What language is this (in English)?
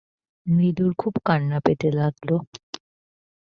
Bangla